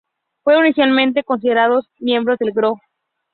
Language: Spanish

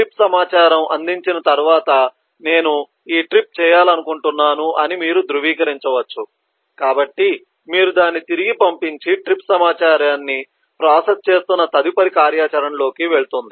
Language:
Telugu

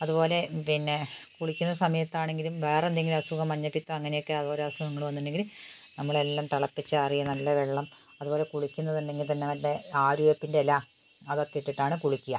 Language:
Malayalam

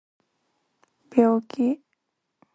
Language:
Japanese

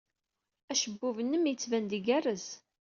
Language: Kabyle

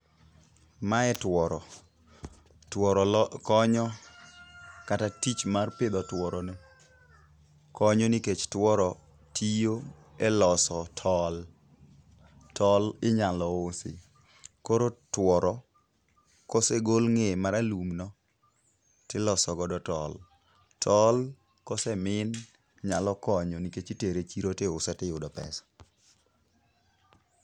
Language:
Luo (Kenya and Tanzania)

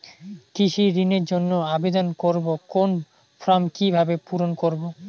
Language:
Bangla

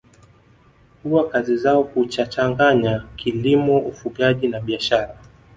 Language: Swahili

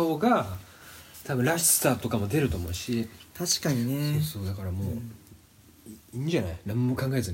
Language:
Japanese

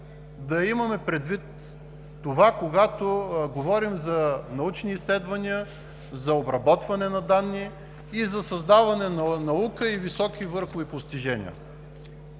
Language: Bulgarian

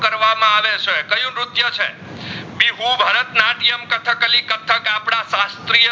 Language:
Gujarati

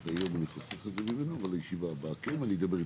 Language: Hebrew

